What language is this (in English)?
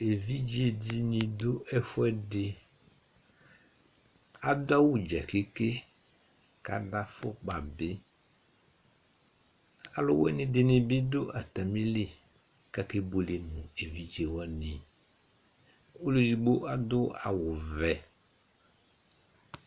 Ikposo